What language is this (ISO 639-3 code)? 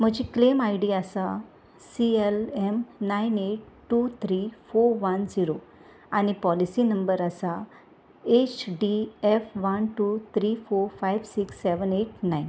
kok